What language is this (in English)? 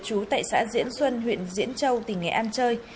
Vietnamese